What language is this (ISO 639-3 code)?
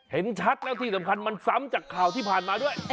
tha